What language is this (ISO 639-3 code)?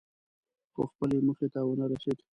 pus